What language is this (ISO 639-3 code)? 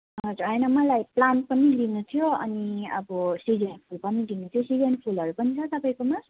nep